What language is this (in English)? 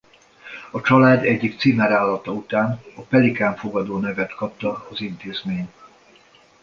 Hungarian